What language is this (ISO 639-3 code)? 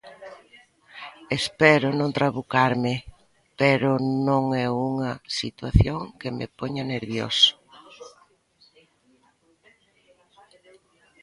glg